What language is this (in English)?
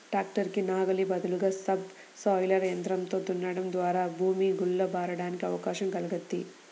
Telugu